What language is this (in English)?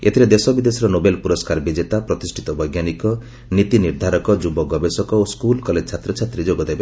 Odia